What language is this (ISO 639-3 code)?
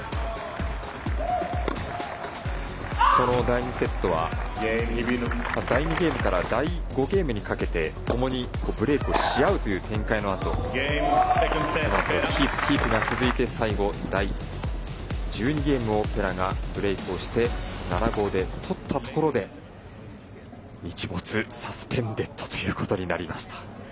jpn